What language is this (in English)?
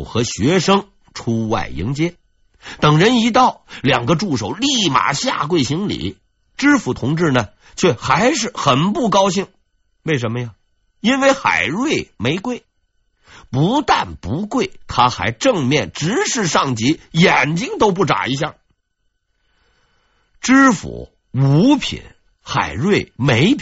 Chinese